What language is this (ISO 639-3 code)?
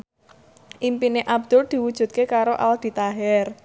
jav